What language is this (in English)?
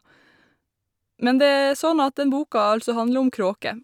Norwegian